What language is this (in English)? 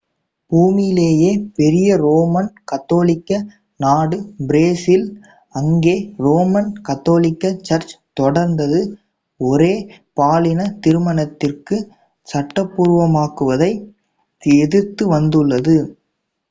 Tamil